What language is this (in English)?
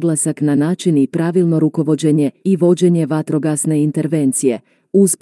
Croatian